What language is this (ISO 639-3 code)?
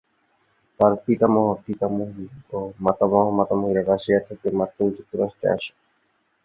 ben